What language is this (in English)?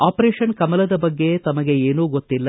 Kannada